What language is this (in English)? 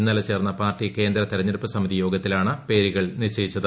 Malayalam